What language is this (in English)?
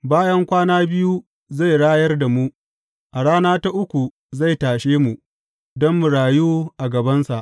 Hausa